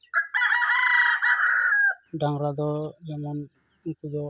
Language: Santali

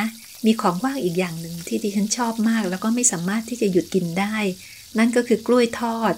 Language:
Thai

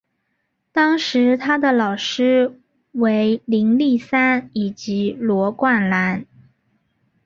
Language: Chinese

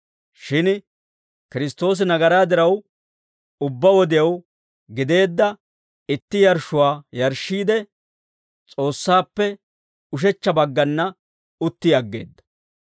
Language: Dawro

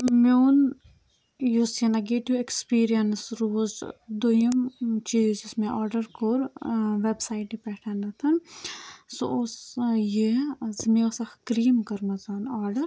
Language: Kashmiri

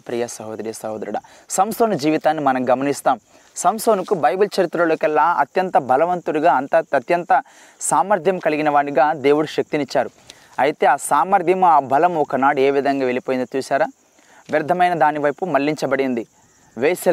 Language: Telugu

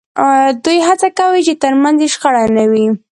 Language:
Pashto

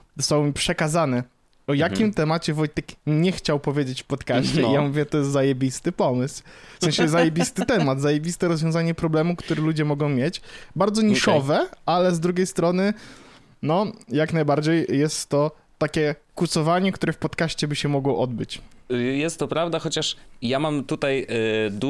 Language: Polish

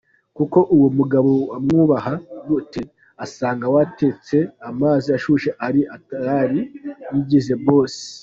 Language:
Kinyarwanda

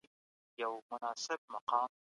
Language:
Pashto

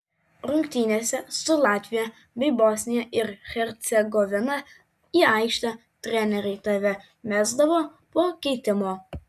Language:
Lithuanian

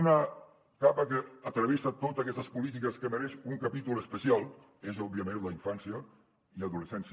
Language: Catalan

